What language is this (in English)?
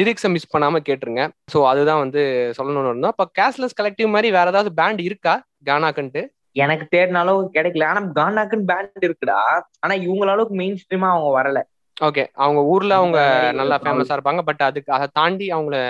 Tamil